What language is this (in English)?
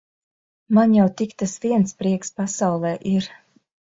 Latvian